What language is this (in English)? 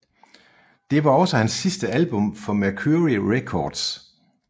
Danish